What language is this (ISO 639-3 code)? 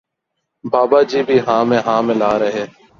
urd